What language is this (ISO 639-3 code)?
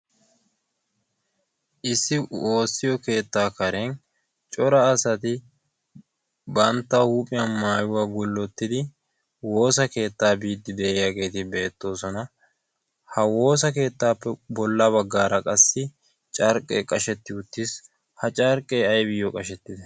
wal